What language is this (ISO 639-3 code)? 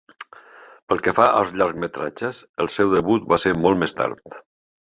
cat